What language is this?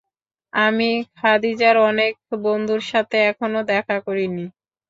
Bangla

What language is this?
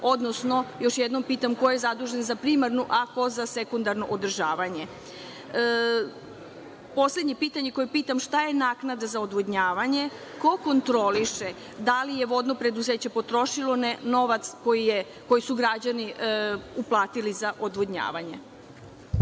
Serbian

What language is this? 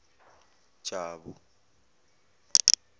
Zulu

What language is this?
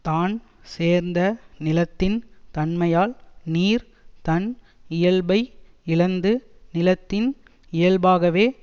Tamil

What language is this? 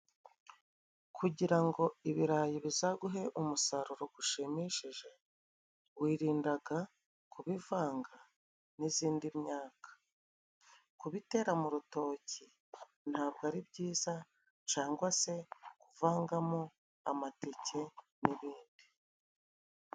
Kinyarwanda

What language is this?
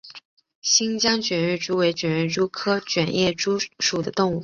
Chinese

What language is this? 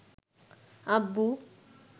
Bangla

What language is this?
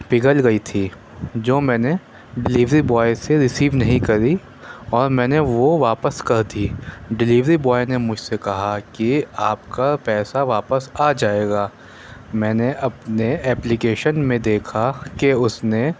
Urdu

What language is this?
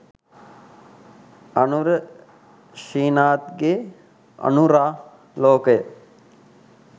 Sinhala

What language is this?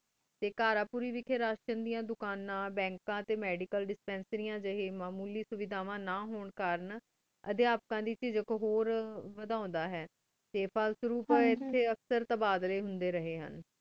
Punjabi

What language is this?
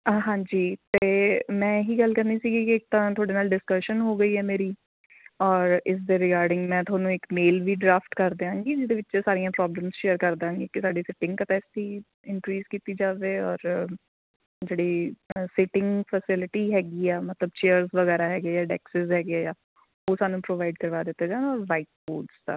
Punjabi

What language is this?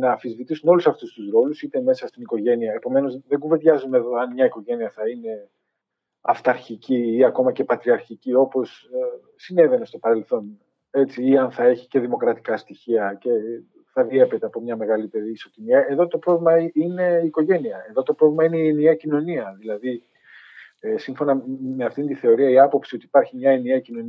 Greek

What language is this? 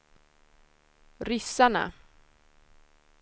Swedish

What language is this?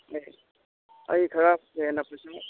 Manipuri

